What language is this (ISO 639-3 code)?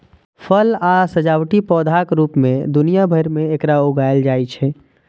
mai